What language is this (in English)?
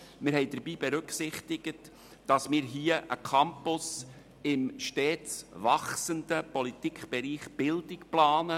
Swiss German